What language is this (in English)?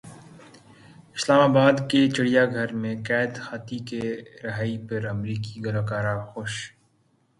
Urdu